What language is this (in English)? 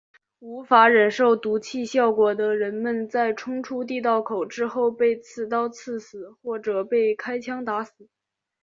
Chinese